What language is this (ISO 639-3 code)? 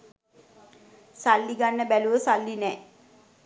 sin